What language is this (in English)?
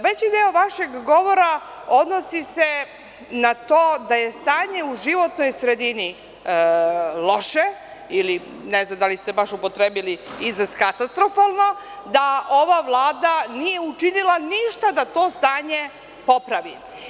Serbian